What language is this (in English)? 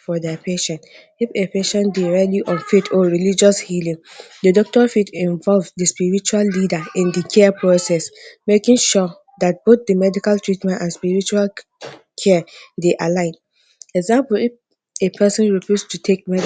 Nigerian Pidgin